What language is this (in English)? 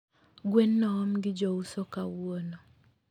Luo (Kenya and Tanzania)